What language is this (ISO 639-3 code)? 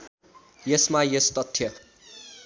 nep